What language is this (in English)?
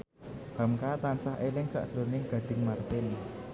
Javanese